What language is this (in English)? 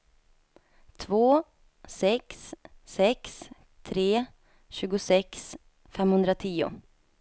Swedish